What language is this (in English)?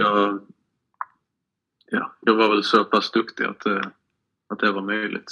Swedish